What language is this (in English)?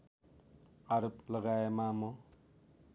Nepali